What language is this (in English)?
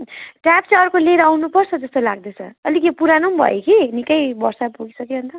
Nepali